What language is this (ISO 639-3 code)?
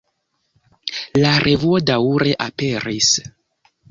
epo